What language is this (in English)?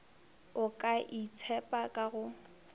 Northern Sotho